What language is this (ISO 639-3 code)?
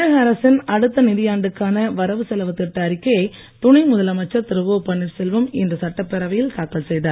tam